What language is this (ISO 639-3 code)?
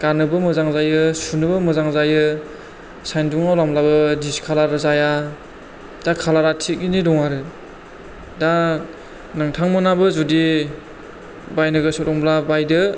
brx